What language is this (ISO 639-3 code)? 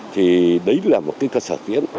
vie